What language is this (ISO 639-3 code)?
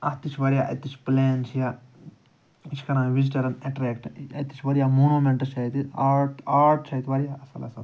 kas